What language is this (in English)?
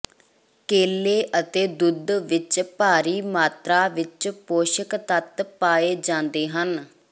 Punjabi